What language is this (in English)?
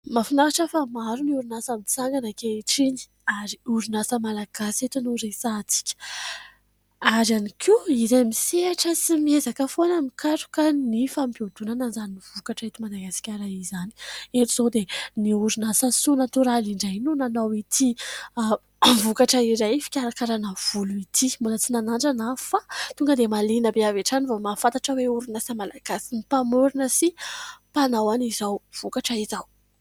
Malagasy